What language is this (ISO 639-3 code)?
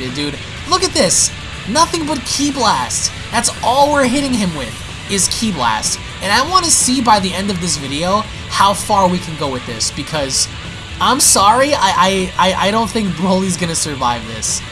eng